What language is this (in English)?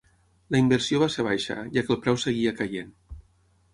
Catalan